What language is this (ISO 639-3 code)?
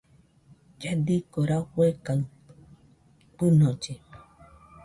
hux